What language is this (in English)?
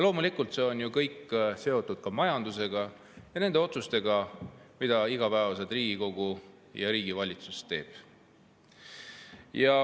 Estonian